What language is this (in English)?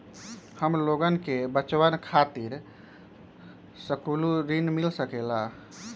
Magahi